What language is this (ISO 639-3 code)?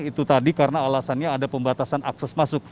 ind